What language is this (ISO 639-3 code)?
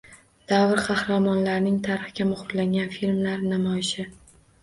uzb